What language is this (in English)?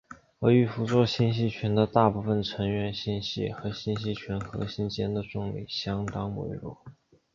Chinese